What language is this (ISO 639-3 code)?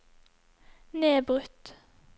nor